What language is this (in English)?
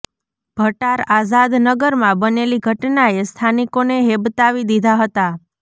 Gujarati